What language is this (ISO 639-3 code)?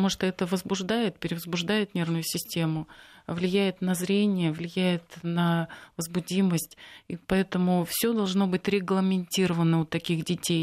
rus